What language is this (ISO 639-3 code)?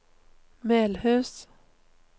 nor